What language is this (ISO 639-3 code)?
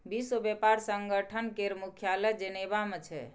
mai